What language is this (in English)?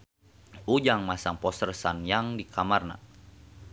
Sundanese